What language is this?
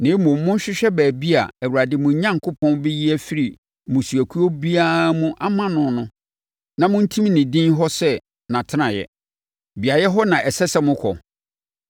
Akan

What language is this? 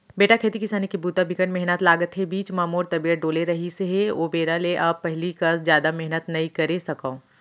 Chhattisgarhi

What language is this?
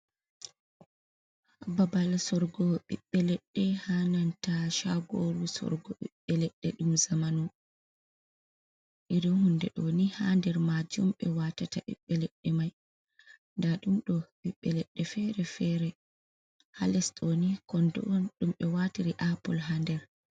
Fula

